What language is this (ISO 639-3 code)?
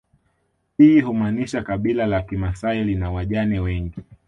swa